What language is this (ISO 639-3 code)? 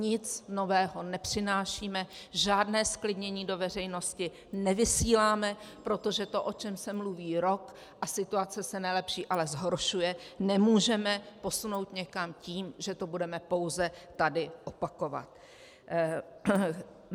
ces